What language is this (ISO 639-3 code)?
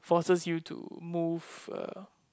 eng